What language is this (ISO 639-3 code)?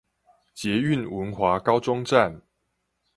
zho